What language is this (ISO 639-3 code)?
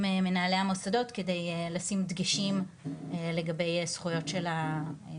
heb